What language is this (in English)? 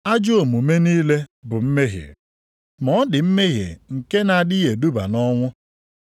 Igbo